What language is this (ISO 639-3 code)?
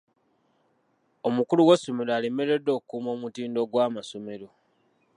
lug